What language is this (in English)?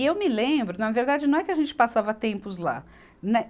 Portuguese